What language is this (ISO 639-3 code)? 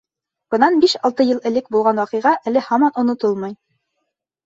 bak